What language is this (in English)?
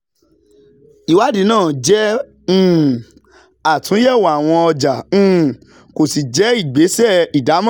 Yoruba